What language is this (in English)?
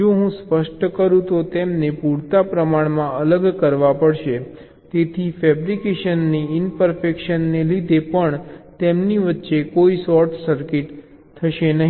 Gujarati